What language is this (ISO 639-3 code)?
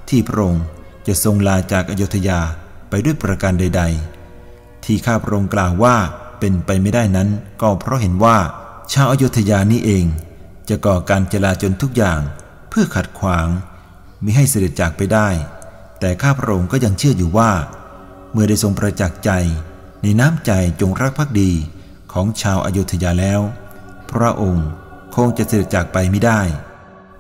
tha